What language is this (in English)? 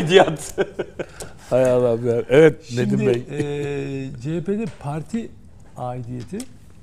Turkish